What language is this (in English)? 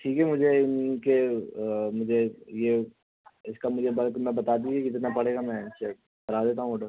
Urdu